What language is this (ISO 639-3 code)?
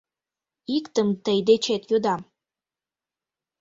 chm